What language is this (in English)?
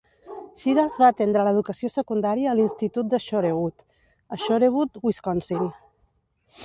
Catalan